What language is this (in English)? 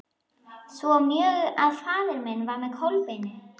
Icelandic